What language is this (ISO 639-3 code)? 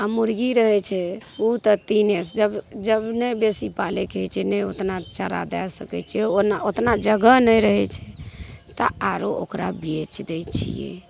mai